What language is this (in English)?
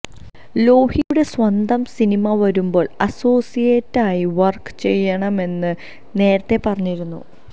Malayalam